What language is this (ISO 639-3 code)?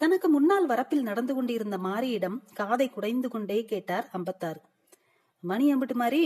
tam